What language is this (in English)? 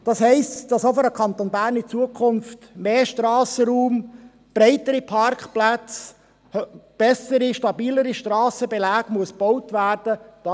Swiss German